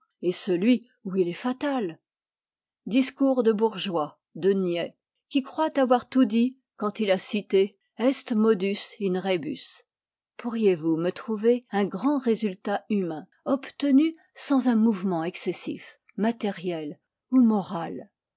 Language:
French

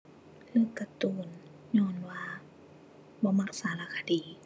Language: Thai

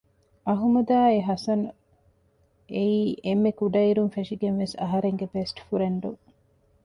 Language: Divehi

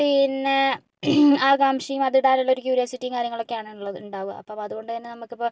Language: Malayalam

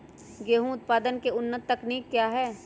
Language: Magahi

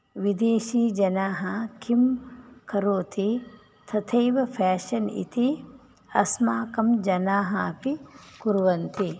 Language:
Sanskrit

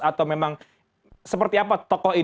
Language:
Indonesian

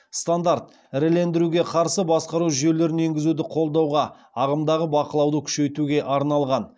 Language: Kazakh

